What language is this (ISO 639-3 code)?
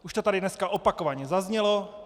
ces